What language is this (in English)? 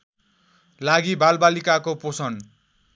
Nepali